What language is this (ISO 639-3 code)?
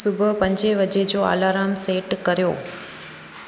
snd